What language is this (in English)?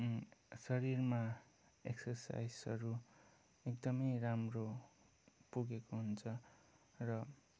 Nepali